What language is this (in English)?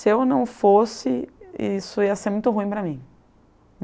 Portuguese